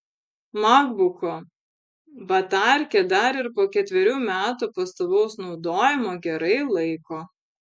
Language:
Lithuanian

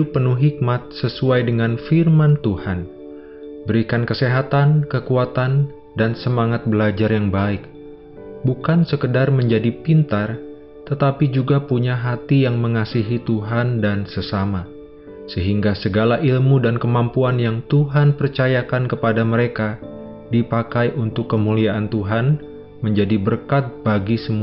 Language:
Indonesian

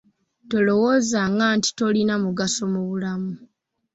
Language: Ganda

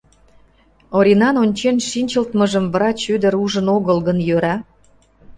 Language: Mari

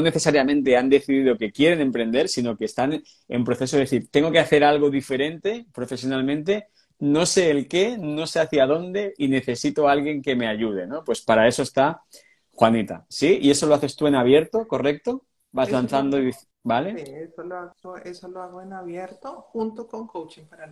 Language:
Spanish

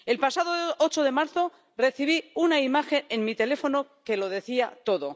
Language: Spanish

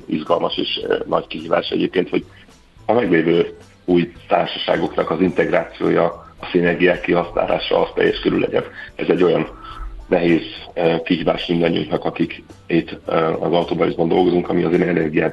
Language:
Hungarian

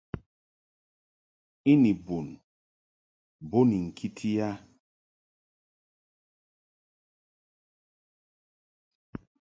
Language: Mungaka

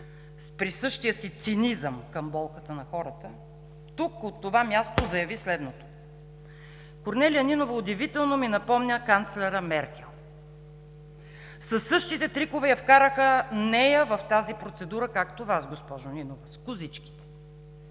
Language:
Bulgarian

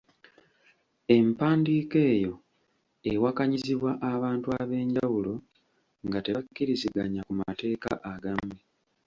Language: Ganda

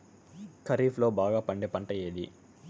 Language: Telugu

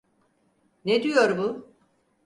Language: Turkish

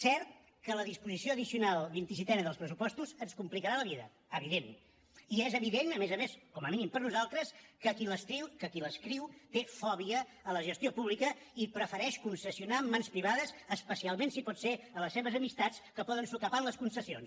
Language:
Catalan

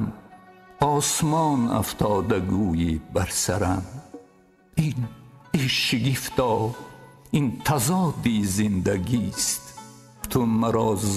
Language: Persian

